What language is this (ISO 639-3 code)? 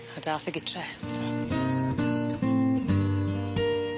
cym